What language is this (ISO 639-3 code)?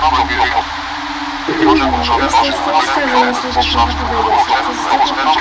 pol